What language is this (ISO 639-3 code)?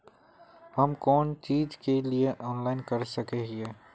mag